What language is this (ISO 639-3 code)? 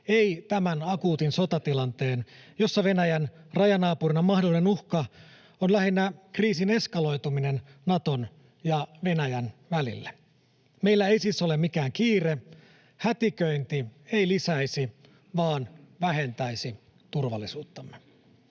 fin